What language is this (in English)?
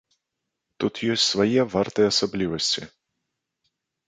Belarusian